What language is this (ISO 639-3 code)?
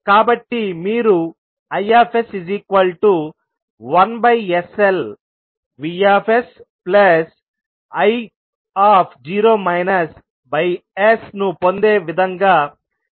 tel